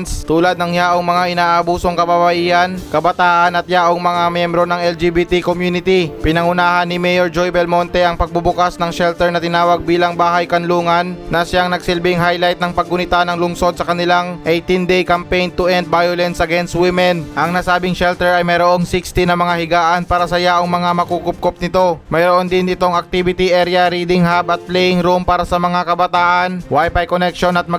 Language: Filipino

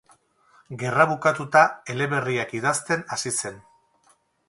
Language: Basque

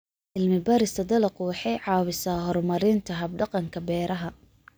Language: Somali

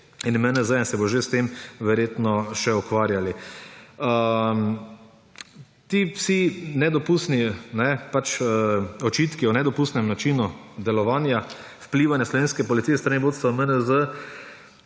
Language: Slovenian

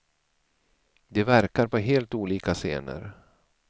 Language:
Swedish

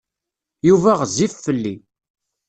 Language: Kabyle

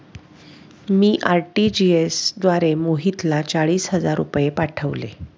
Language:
Marathi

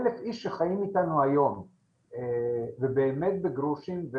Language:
Hebrew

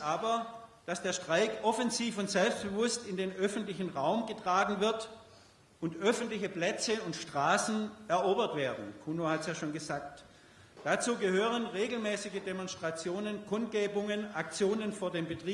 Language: German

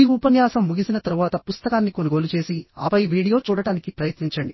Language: Telugu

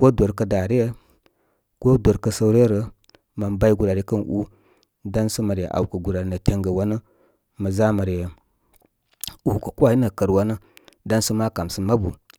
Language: Koma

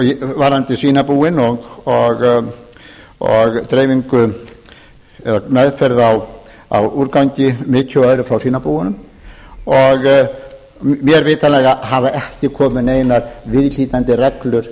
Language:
Icelandic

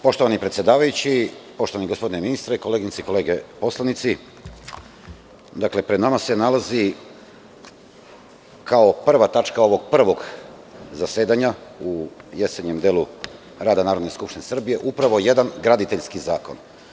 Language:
Serbian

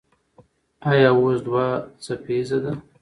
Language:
Pashto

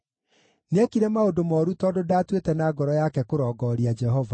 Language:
Kikuyu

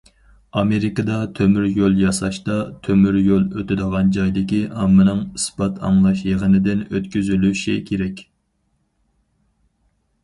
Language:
Uyghur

